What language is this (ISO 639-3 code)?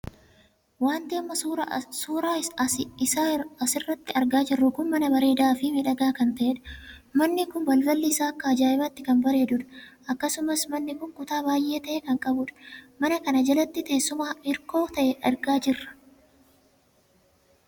orm